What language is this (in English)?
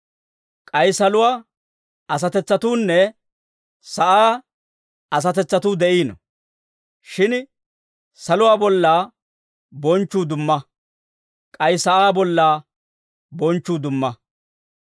Dawro